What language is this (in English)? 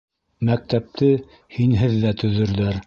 Bashkir